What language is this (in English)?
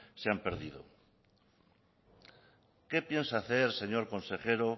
Spanish